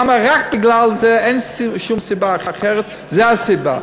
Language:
Hebrew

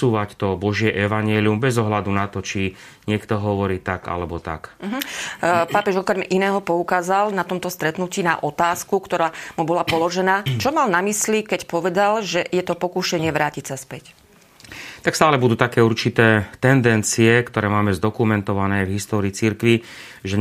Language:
Slovak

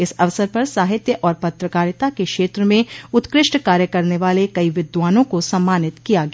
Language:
Hindi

